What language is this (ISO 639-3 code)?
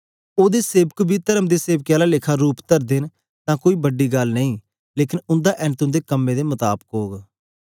doi